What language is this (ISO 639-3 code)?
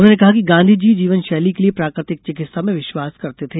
hin